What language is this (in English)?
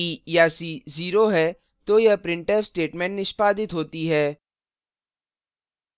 Hindi